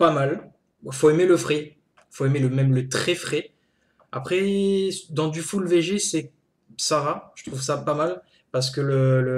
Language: French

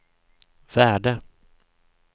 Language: Swedish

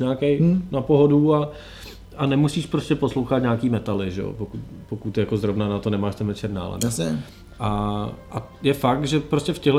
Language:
Czech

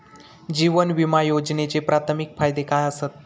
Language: Marathi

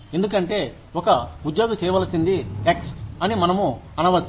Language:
Telugu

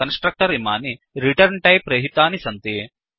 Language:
Sanskrit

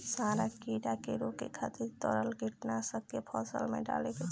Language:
Bhojpuri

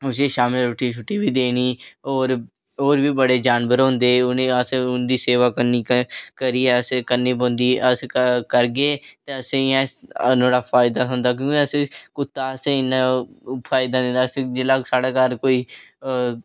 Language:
Dogri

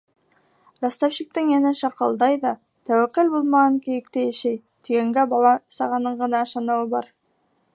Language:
Bashkir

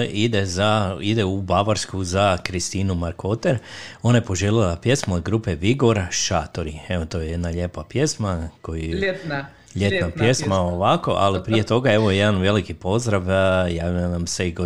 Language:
Croatian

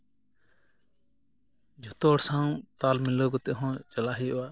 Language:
Santali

